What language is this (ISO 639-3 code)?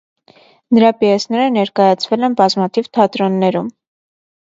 hye